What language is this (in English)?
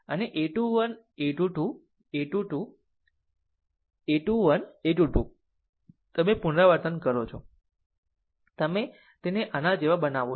Gujarati